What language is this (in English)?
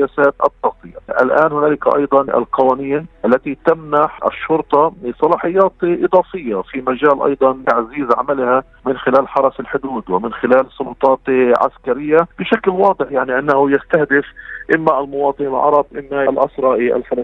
Arabic